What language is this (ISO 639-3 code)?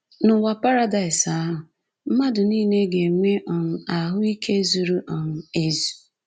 ibo